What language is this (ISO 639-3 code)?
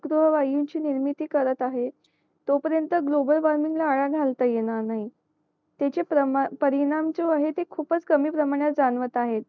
mar